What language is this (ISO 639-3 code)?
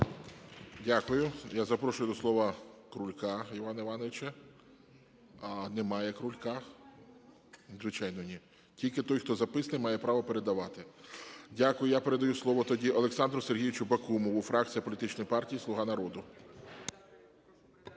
ukr